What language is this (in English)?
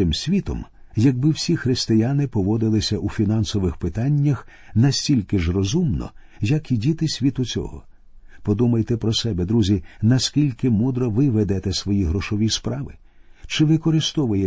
Ukrainian